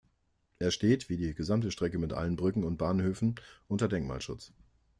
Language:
German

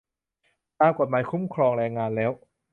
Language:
Thai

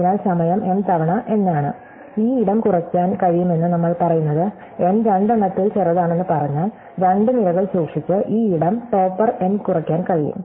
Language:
Malayalam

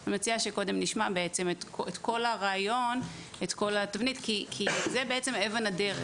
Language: Hebrew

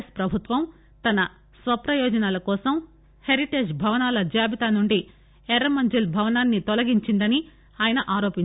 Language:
Telugu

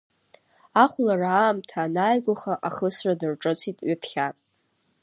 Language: Abkhazian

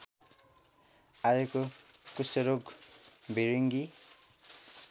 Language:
Nepali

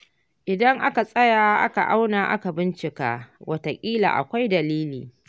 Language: Hausa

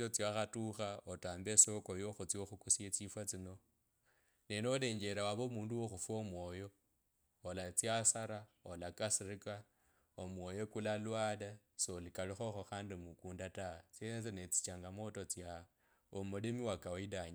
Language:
Kabras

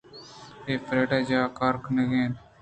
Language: Eastern Balochi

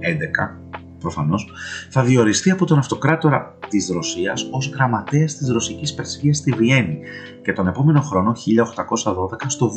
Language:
Greek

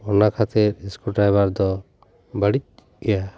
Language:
Santali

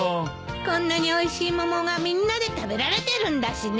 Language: Japanese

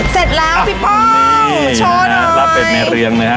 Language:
Thai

